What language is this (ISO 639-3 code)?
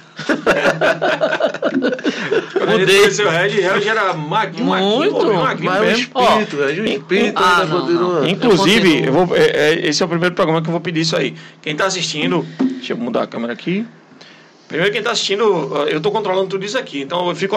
por